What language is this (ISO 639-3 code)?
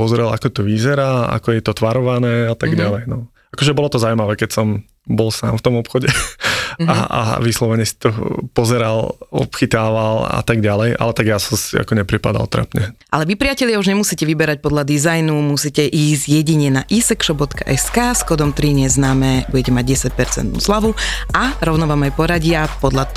slk